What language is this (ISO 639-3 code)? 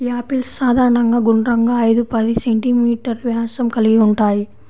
tel